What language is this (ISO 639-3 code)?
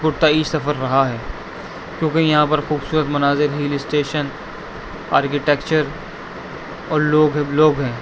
urd